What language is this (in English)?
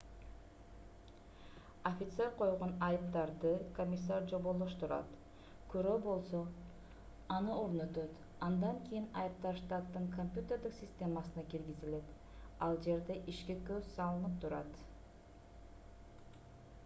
Kyrgyz